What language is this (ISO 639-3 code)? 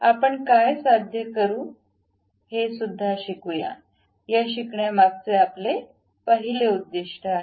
mar